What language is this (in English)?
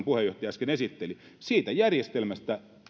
Finnish